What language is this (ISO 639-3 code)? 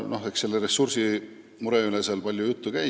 est